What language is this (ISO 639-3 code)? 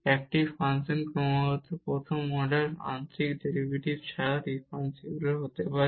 ben